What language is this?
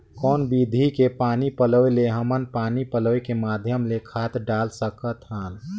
Chhattisgarhi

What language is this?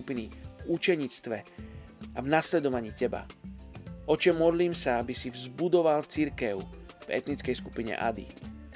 Slovak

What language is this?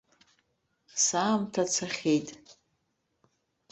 Abkhazian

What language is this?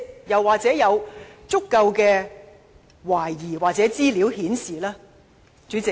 Cantonese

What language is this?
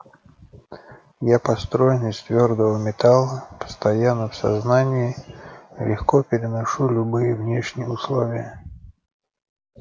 Russian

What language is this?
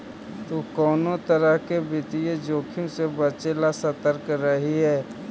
Magahi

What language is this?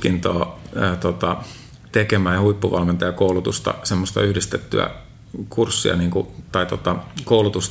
Finnish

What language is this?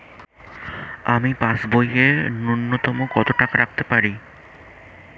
Bangla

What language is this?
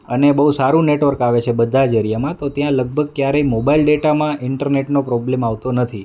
Gujarati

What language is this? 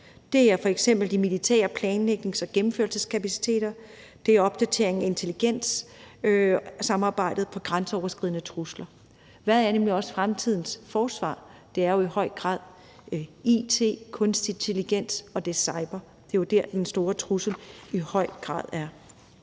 Danish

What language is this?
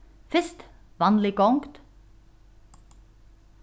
Faroese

